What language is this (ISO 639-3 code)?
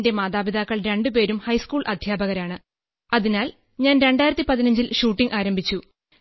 mal